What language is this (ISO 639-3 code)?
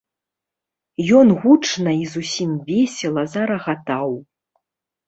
bel